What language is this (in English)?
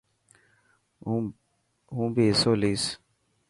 Dhatki